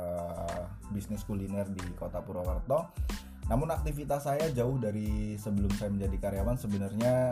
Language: Indonesian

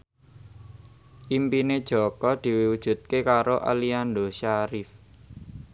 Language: Javanese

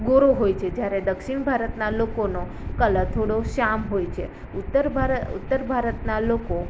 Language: Gujarati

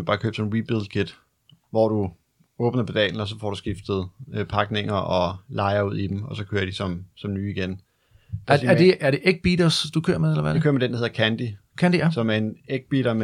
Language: Danish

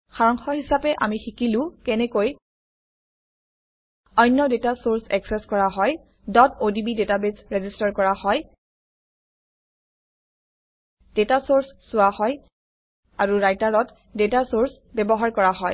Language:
Assamese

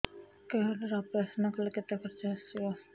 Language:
Odia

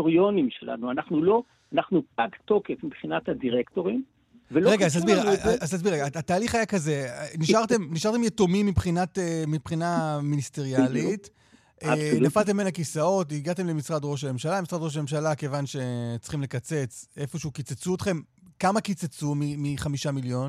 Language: Hebrew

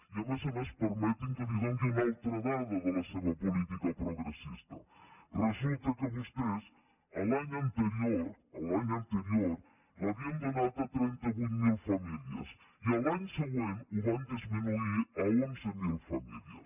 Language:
Catalan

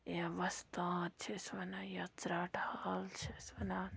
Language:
Kashmiri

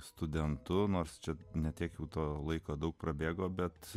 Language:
Lithuanian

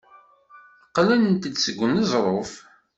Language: Kabyle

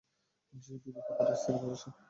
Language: Bangla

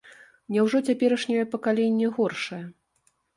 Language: Belarusian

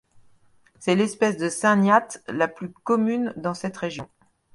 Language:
French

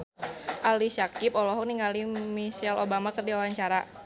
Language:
Sundanese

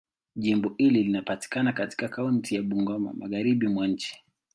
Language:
Swahili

